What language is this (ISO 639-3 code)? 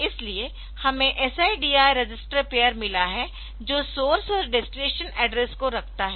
hin